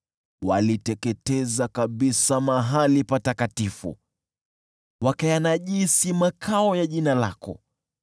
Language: Swahili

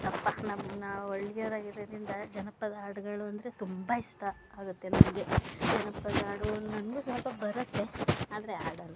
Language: Kannada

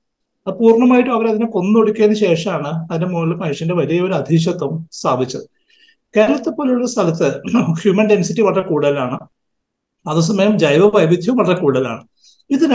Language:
Malayalam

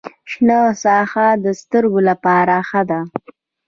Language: Pashto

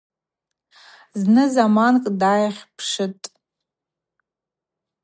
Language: Abaza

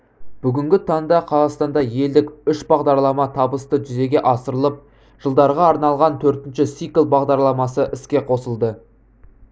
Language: Kazakh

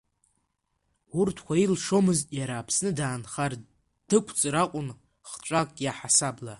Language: Abkhazian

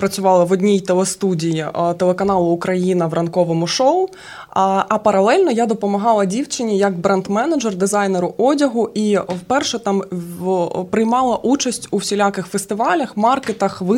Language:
Ukrainian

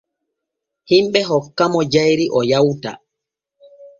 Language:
Borgu Fulfulde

